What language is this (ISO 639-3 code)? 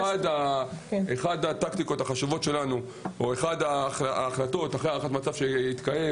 heb